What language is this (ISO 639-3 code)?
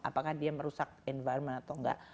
ind